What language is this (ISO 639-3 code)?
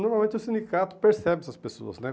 por